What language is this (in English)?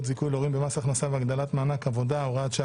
Hebrew